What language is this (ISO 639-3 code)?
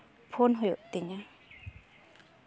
sat